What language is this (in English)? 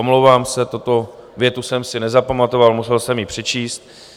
Czech